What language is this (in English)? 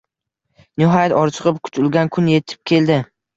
Uzbek